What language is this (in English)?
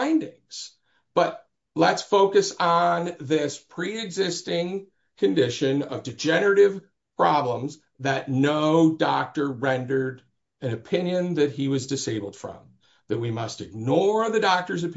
English